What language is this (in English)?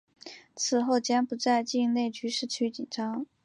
Chinese